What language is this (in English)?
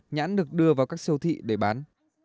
Vietnamese